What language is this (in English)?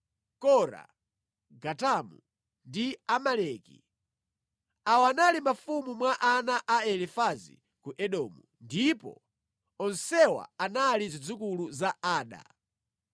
Nyanja